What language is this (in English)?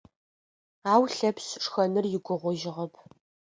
Adyghe